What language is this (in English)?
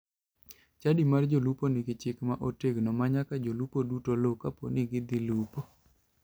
Luo (Kenya and Tanzania)